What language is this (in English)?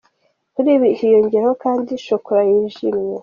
Kinyarwanda